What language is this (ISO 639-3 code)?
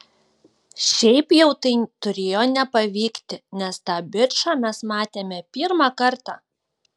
lit